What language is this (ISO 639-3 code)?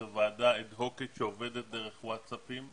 heb